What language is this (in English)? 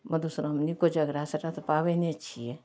Maithili